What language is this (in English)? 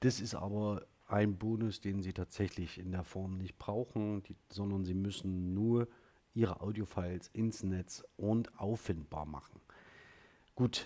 German